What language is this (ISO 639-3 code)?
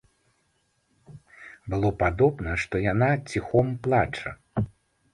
bel